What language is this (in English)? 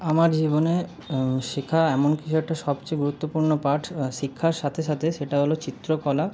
Bangla